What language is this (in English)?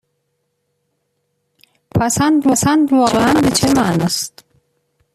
Persian